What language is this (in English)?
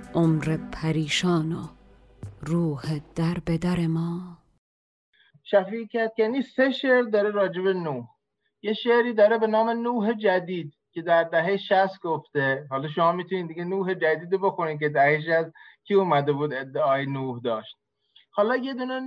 Persian